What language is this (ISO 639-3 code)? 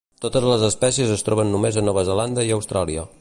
cat